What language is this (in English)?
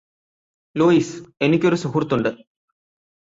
Malayalam